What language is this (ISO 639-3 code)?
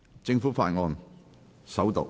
yue